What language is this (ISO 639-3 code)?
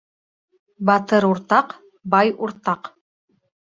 bak